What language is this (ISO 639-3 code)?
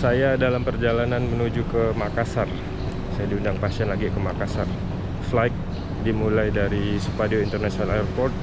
ind